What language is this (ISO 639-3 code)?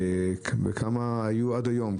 heb